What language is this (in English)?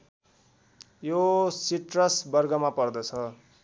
Nepali